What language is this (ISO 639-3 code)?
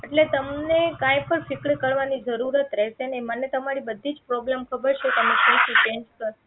guj